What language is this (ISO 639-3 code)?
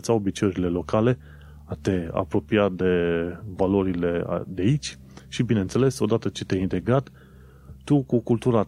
ron